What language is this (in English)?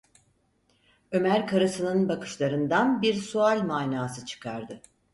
Turkish